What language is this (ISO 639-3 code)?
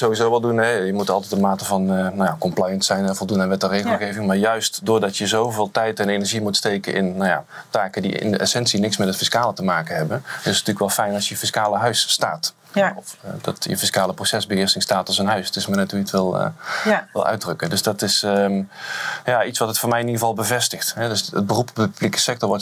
nld